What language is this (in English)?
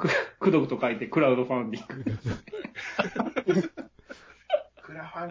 Japanese